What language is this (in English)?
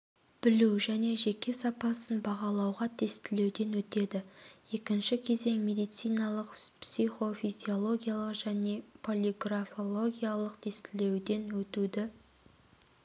Kazakh